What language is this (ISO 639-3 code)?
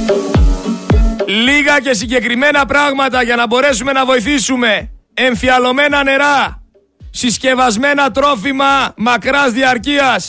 ell